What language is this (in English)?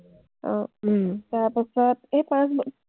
Assamese